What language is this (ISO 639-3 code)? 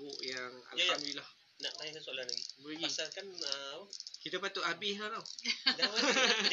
msa